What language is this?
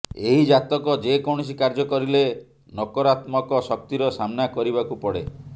Odia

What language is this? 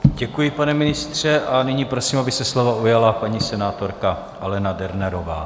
Czech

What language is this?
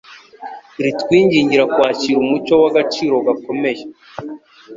Kinyarwanda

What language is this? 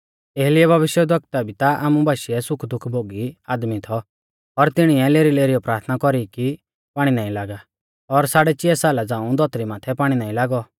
Mahasu Pahari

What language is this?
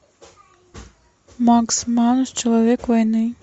Russian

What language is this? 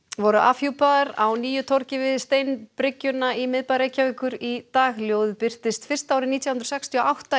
Icelandic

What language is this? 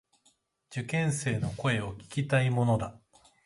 Japanese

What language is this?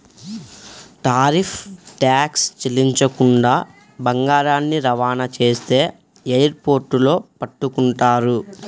Telugu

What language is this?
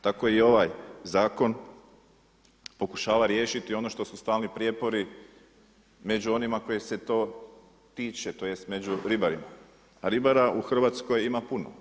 Croatian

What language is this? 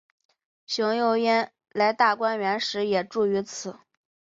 Chinese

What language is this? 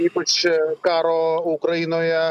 Lithuanian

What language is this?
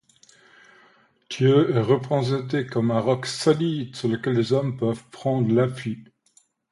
French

